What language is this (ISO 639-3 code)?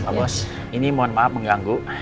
ind